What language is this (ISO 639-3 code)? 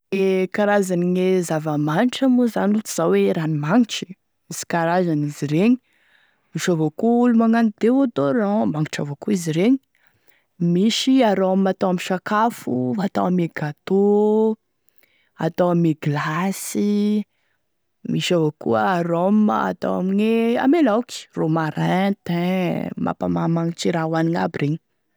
tkg